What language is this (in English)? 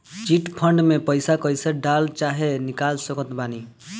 Bhojpuri